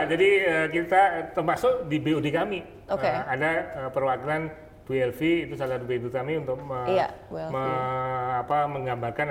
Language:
Indonesian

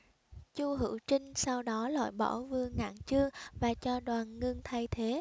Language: Vietnamese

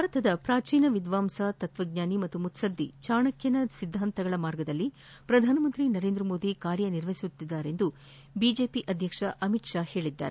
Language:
Kannada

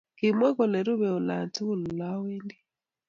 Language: Kalenjin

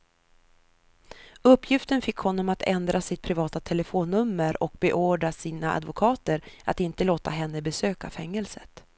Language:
Swedish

